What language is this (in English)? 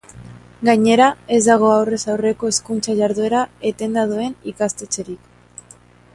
Basque